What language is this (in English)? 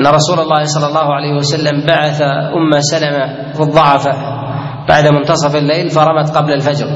Arabic